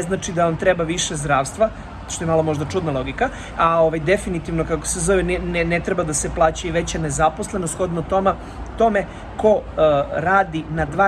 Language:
Serbian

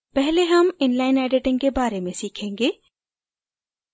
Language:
Hindi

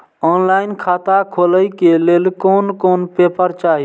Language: Maithili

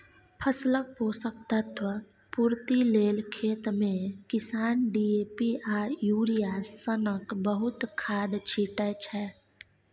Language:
Maithili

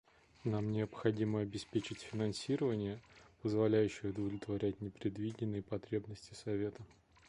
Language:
Russian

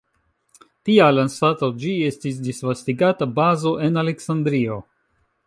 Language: Esperanto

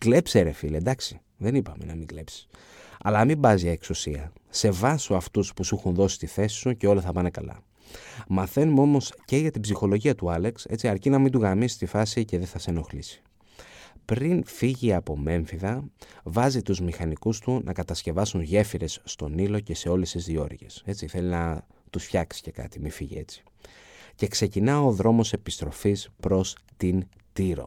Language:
Greek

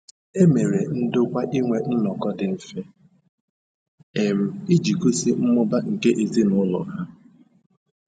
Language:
Igbo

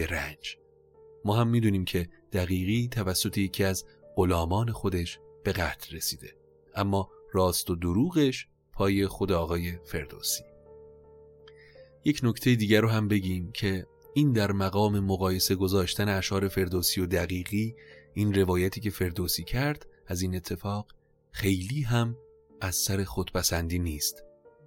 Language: Persian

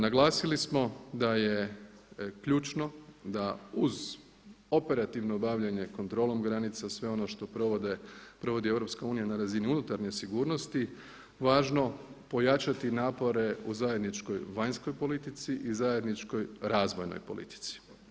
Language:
Croatian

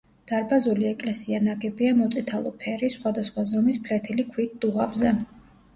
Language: Georgian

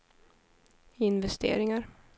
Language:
Swedish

